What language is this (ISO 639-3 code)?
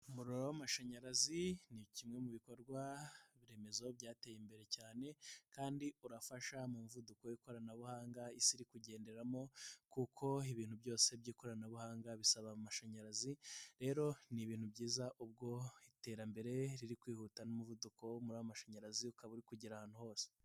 kin